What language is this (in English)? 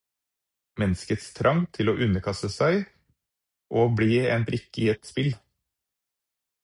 Norwegian Bokmål